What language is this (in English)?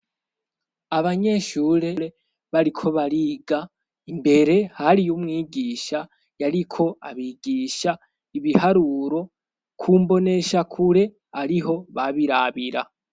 Rundi